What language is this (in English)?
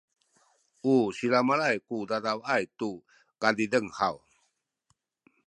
Sakizaya